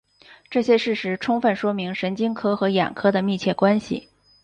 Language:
Chinese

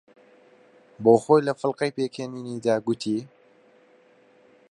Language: Central Kurdish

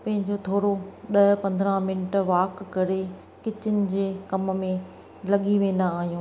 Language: Sindhi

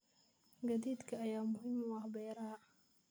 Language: Somali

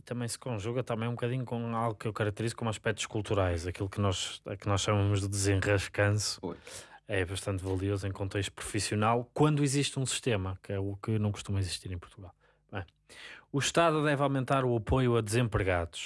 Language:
Portuguese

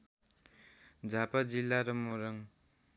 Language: Nepali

